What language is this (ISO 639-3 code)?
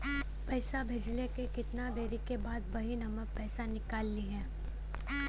bho